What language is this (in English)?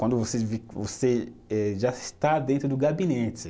Portuguese